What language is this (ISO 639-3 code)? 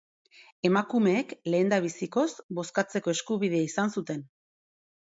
eus